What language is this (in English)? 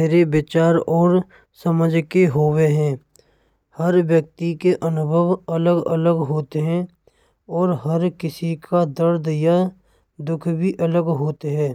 Braj